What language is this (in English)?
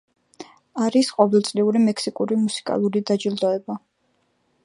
Georgian